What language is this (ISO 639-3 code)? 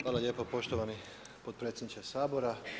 hrv